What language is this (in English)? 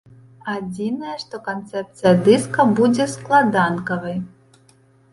Belarusian